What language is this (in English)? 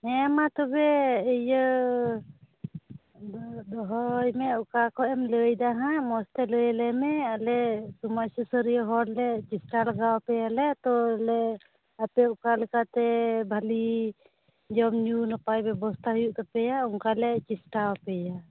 Santali